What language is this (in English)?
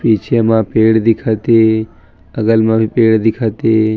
Chhattisgarhi